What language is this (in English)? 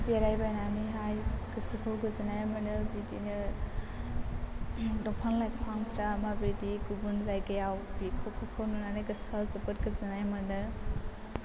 Bodo